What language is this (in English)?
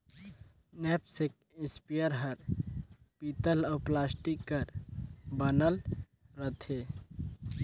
Chhattisgarhi